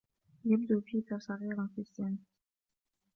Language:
Arabic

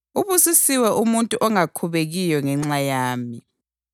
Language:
North Ndebele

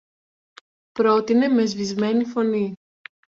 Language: Greek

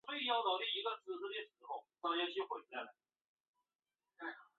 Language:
Chinese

